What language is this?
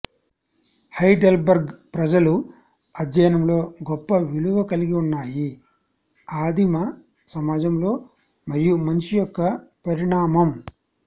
Telugu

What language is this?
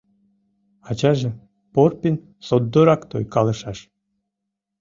Mari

